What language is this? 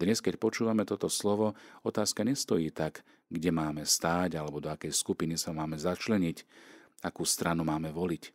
Slovak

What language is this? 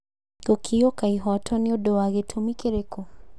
Kikuyu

